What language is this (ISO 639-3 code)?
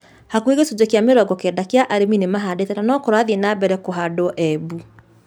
kik